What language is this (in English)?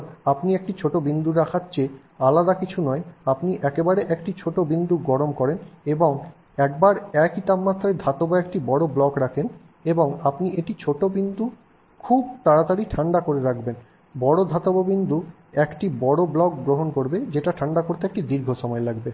Bangla